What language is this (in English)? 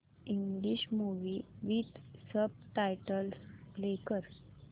Marathi